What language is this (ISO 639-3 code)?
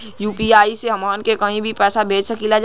bho